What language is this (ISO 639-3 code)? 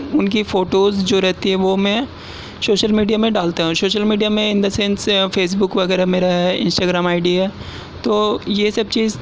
urd